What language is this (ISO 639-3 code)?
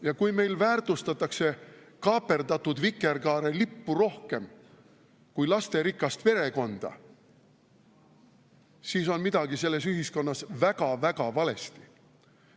est